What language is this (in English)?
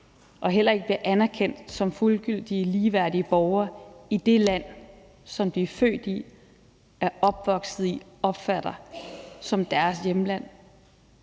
Danish